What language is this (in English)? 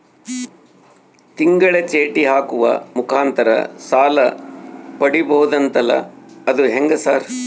Kannada